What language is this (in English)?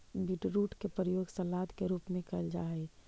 Magahi